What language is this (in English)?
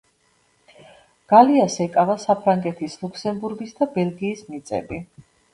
Georgian